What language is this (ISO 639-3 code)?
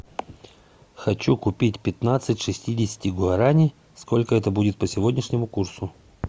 rus